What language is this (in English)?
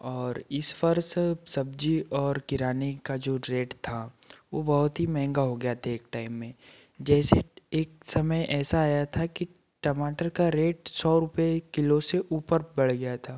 Hindi